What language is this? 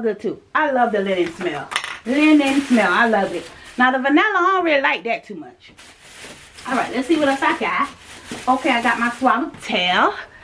English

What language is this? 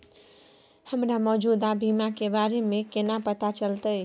Maithili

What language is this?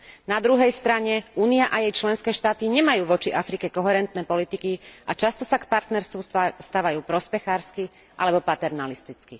Slovak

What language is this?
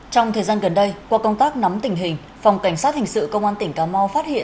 Vietnamese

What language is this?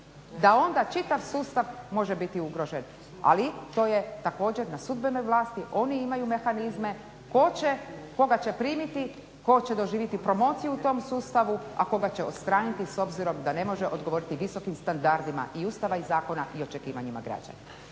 Croatian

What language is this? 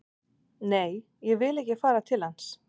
Icelandic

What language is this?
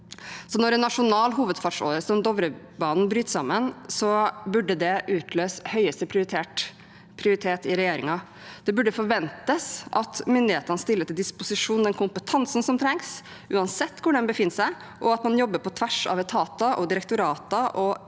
Norwegian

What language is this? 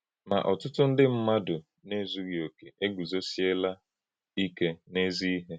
Igbo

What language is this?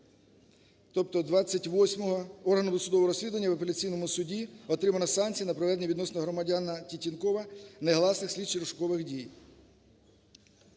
Ukrainian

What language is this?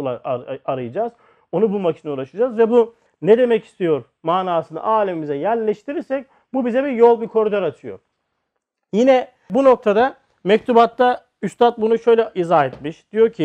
Turkish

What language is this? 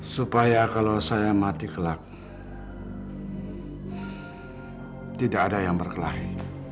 Indonesian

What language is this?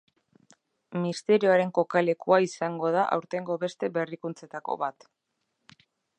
Basque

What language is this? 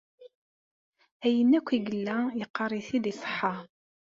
Kabyle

